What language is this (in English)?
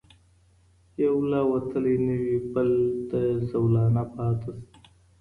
Pashto